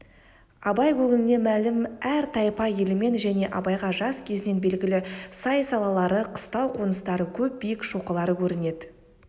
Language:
Kazakh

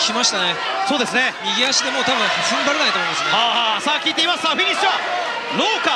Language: Japanese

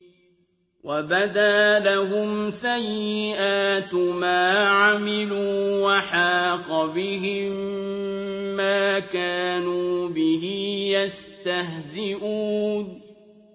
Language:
Arabic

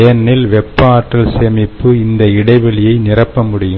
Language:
Tamil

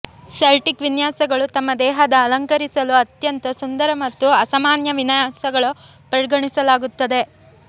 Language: Kannada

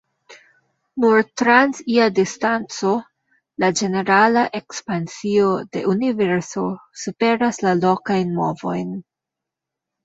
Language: Esperanto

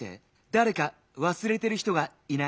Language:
Japanese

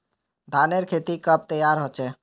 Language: Magahi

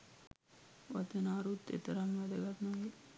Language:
Sinhala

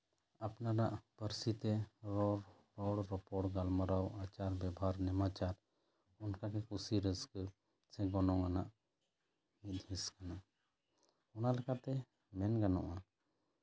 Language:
Santali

